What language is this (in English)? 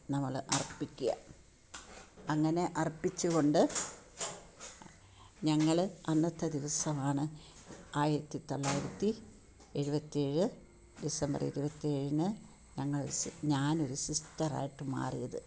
Malayalam